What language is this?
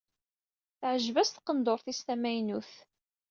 Kabyle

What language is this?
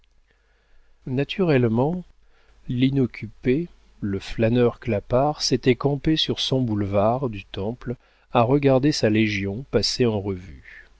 French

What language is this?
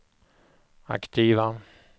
Swedish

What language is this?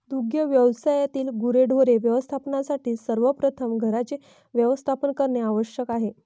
Marathi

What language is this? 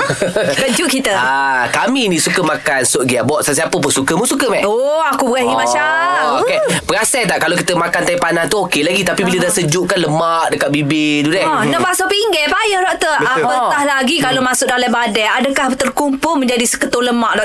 Malay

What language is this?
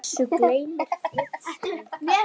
Icelandic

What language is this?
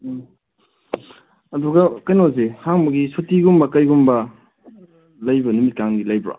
Manipuri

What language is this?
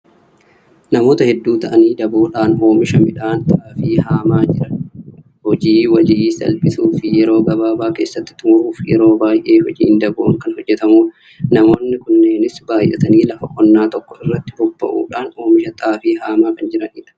Oromo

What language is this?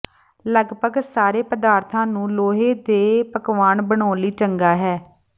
Punjabi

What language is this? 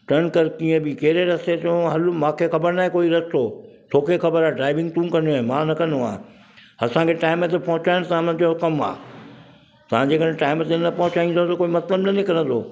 Sindhi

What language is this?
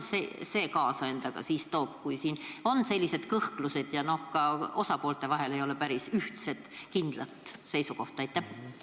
Estonian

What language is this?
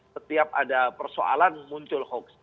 Indonesian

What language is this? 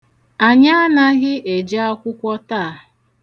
Igbo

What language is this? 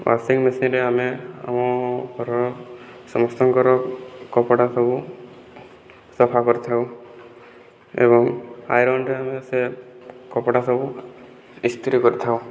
Odia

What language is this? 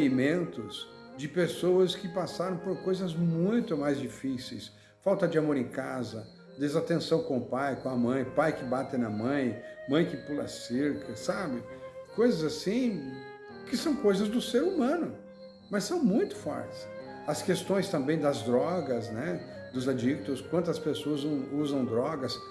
Portuguese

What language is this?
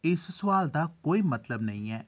Dogri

